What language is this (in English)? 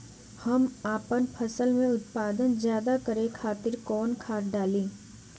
Bhojpuri